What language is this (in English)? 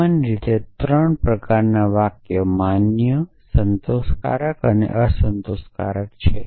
Gujarati